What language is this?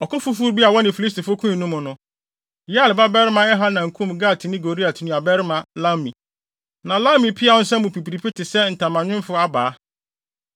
Akan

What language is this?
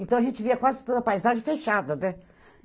Portuguese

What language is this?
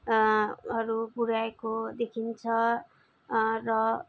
Nepali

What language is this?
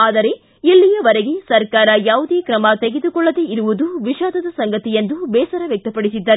Kannada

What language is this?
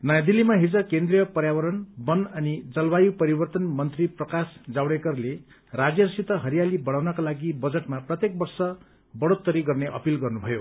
Nepali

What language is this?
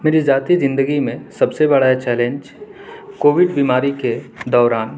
Urdu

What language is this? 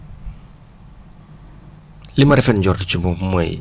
Wolof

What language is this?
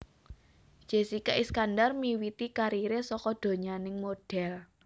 Javanese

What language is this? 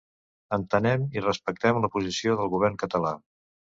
Catalan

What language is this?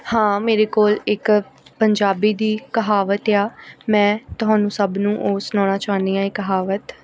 Punjabi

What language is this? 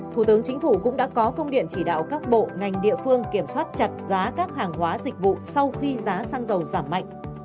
Vietnamese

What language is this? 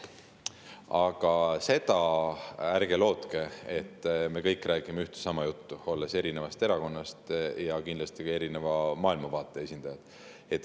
Estonian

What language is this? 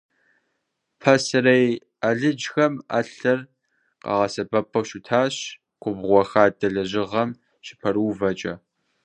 Kabardian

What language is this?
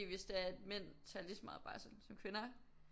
Danish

